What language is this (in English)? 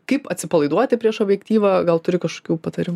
Lithuanian